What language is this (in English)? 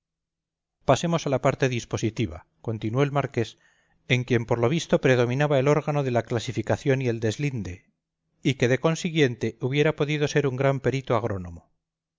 Spanish